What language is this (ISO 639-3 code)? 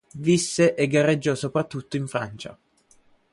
ita